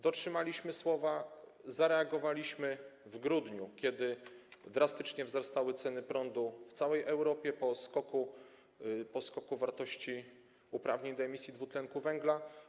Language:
Polish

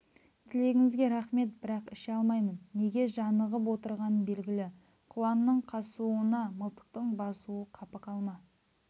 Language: Kazakh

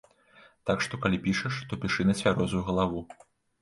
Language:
Belarusian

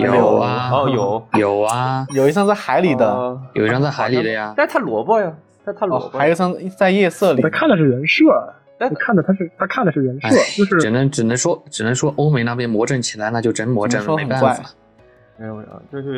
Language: Chinese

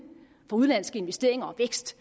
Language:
Danish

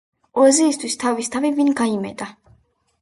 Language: Georgian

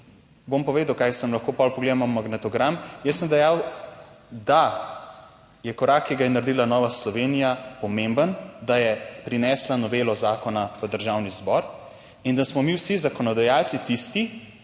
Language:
Slovenian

